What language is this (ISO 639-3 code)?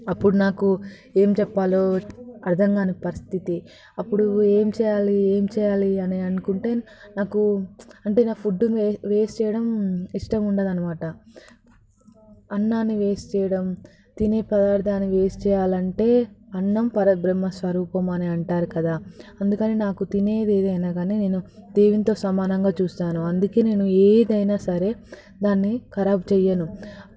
tel